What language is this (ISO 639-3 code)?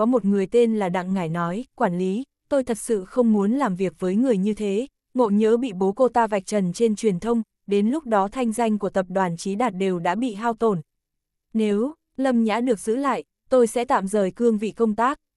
vie